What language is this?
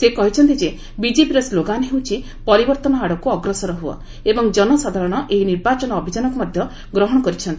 Odia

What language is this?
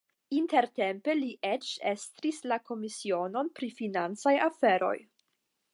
Esperanto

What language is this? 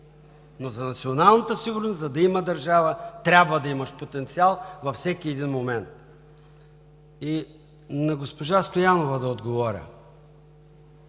Bulgarian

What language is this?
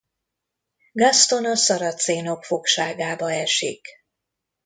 Hungarian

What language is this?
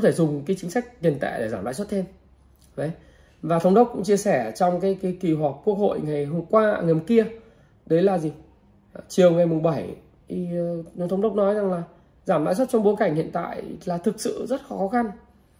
Vietnamese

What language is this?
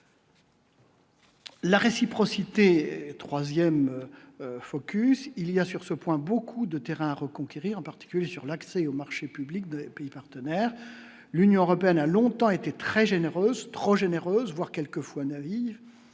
French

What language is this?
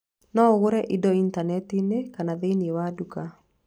Kikuyu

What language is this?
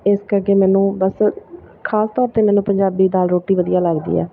Punjabi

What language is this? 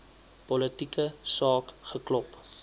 Afrikaans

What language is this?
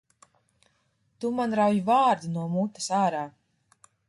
Latvian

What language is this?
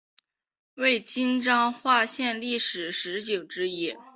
Chinese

